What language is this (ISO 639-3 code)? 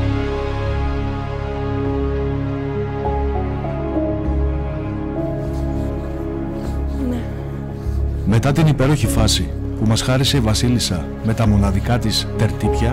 ell